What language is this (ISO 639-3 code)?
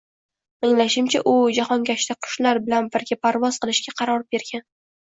uzb